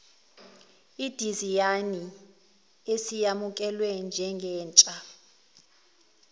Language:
Zulu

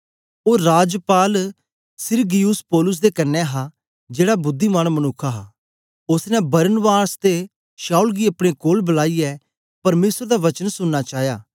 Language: Dogri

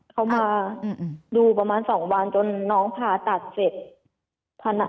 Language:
Thai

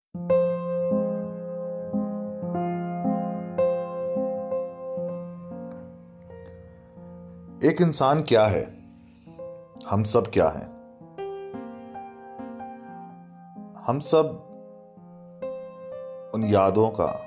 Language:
Hindi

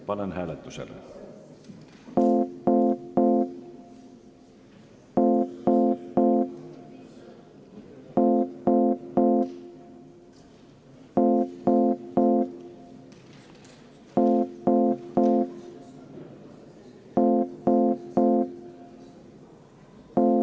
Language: Estonian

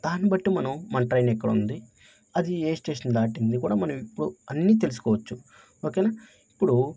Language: Telugu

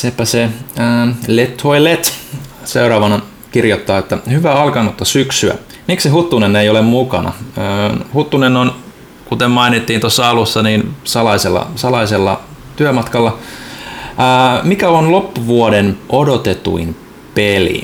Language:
Finnish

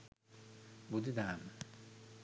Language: Sinhala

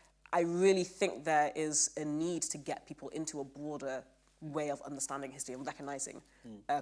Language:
English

